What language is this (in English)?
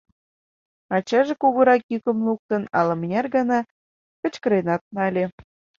Mari